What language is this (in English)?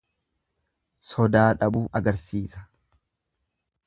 Oromo